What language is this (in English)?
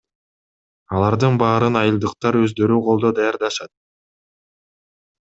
Kyrgyz